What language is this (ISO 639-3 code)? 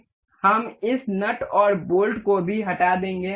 hin